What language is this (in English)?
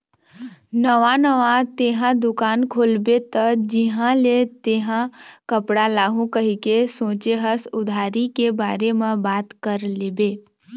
Chhattisgarhi